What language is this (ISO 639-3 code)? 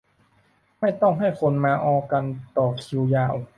tha